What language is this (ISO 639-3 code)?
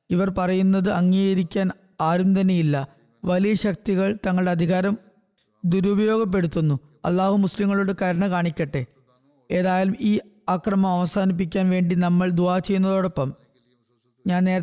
mal